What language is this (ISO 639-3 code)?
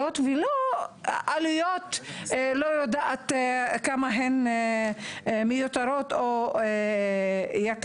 heb